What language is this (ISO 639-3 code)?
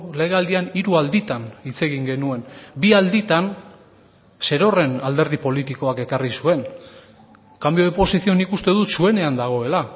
eus